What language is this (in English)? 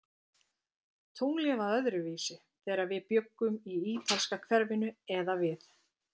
Icelandic